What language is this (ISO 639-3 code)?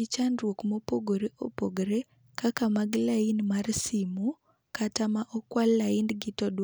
luo